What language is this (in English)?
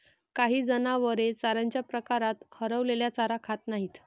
Marathi